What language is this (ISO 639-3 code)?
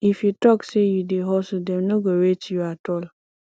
pcm